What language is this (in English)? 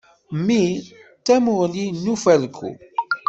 Kabyle